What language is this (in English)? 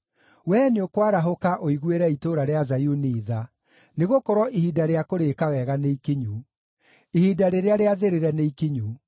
Kikuyu